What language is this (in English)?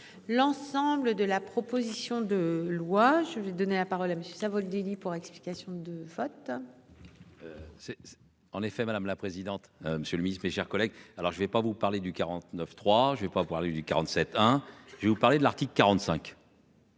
French